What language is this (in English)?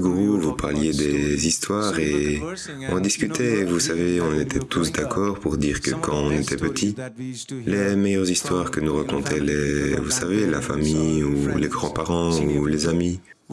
French